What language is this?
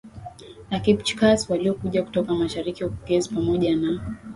Swahili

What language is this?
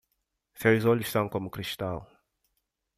Portuguese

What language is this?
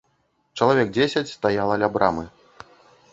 Belarusian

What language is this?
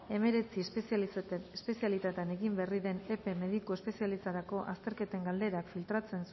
Basque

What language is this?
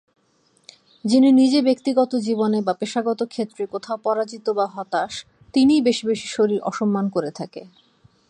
Bangla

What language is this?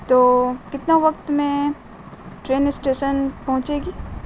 Urdu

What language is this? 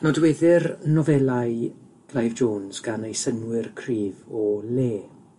Welsh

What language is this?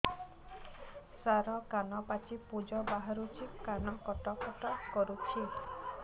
Odia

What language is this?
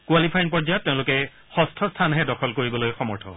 Assamese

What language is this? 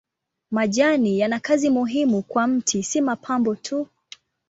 Swahili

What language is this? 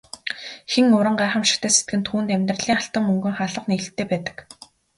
Mongolian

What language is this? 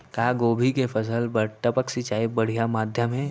Chhattisgarhi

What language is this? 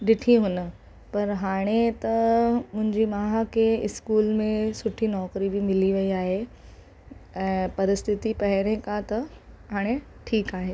Sindhi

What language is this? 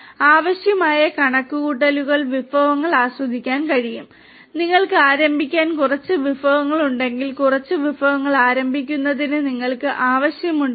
Malayalam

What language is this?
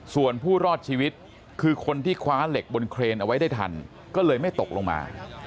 Thai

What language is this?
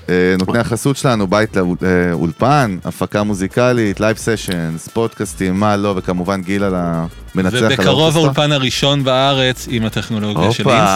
Hebrew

